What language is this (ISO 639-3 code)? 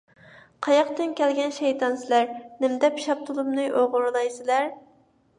uig